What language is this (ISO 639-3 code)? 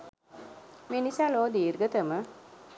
sin